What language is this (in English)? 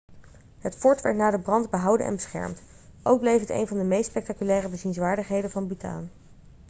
Dutch